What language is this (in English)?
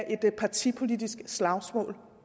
Danish